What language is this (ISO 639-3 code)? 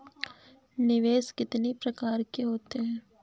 hin